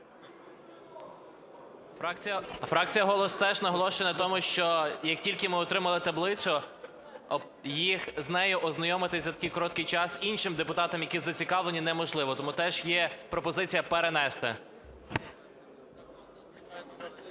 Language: Ukrainian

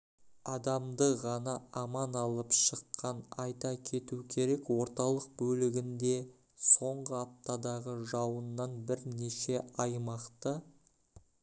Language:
Kazakh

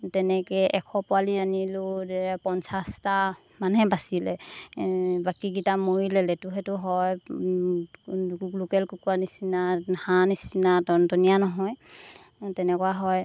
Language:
Assamese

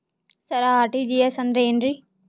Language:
Kannada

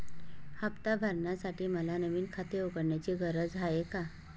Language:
Marathi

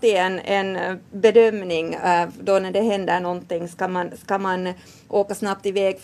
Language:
Swedish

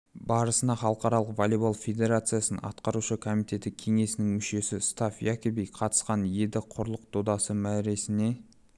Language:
Kazakh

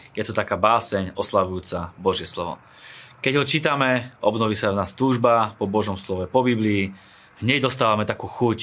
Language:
Slovak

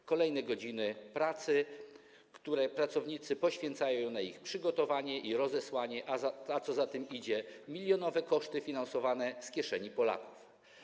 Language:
Polish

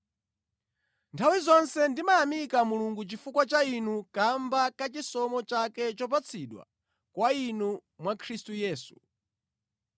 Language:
Nyanja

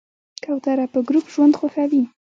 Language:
Pashto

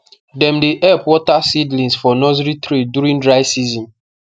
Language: Nigerian Pidgin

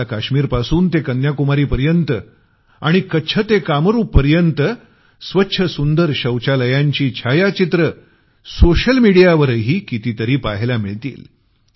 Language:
Marathi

